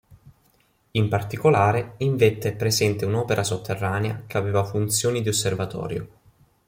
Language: Italian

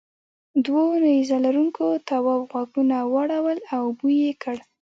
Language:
Pashto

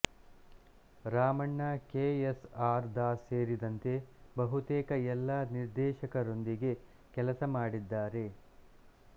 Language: Kannada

